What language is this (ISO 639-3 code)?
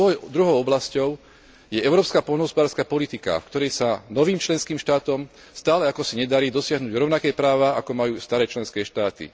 slk